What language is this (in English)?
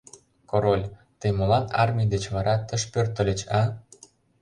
Mari